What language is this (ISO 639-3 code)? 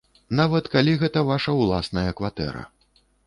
bel